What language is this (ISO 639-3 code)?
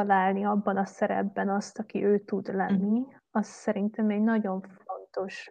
hun